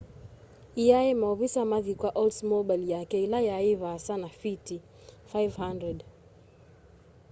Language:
Kamba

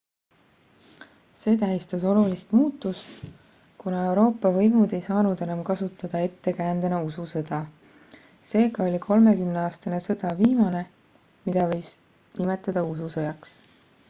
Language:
Estonian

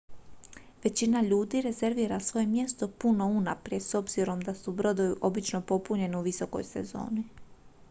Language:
Croatian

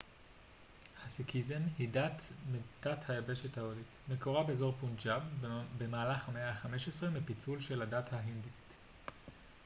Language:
Hebrew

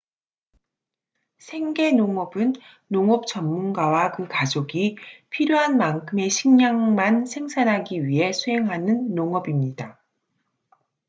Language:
Korean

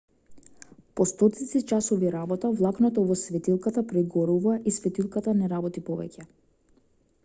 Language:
Macedonian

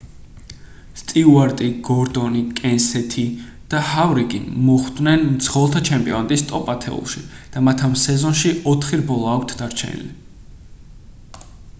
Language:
Georgian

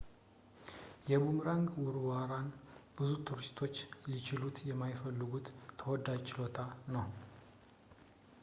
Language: Amharic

